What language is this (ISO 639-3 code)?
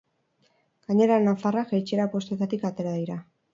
eus